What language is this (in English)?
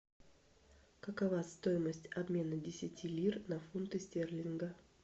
Russian